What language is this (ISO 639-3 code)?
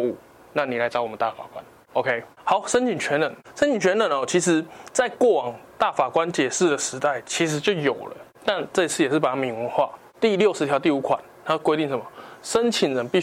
zho